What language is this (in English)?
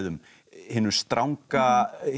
Icelandic